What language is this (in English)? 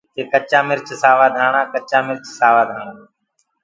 Gurgula